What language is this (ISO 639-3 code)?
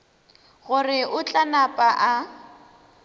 nso